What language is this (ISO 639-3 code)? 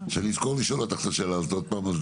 heb